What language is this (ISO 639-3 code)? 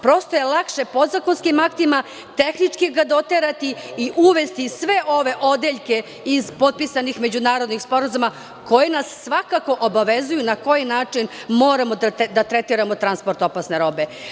srp